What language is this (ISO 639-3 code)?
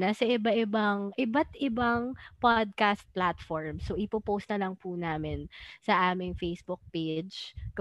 fil